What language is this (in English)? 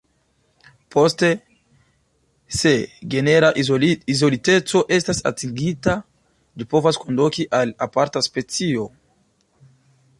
Esperanto